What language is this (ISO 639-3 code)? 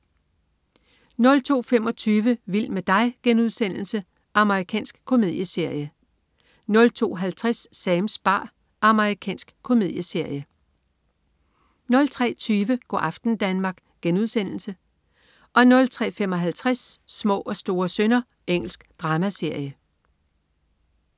dan